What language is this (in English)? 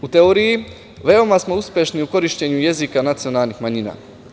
Serbian